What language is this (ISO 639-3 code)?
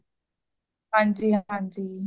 pan